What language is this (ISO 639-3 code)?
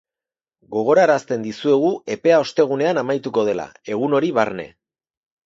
eus